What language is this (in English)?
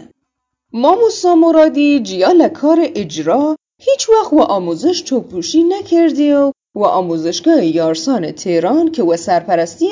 Persian